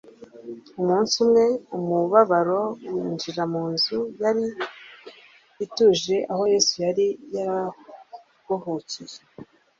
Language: Kinyarwanda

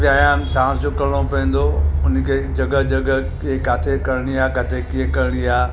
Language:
Sindhi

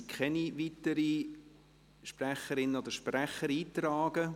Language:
Swiss German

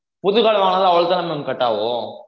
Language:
Tamil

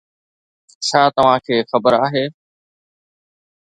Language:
Sindhi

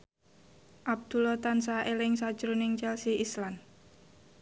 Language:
Javanese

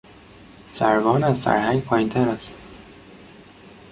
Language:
Persian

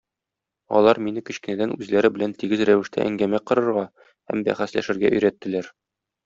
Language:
Tatar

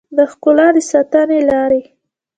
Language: Pashto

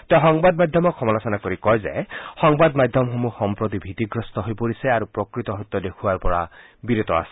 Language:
Assamese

